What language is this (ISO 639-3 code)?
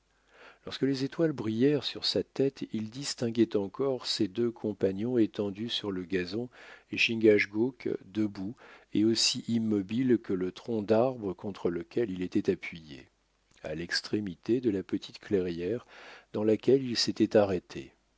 fra